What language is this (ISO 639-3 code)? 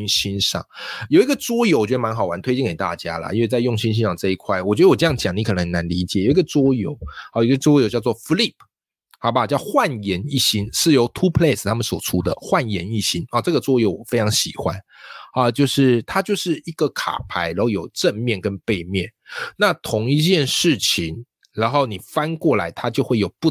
zho